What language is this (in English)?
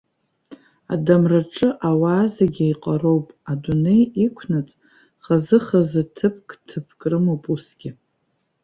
Abkhazian